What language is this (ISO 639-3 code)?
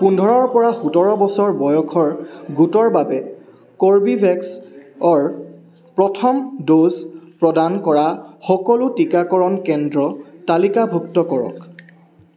asm